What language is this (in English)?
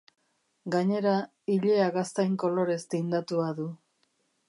Basque